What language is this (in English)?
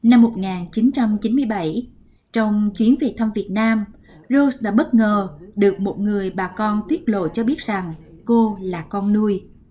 Vietnamese